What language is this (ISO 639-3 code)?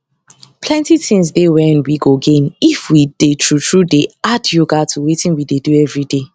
pcm